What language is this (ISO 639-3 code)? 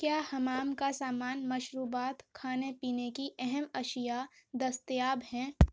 urd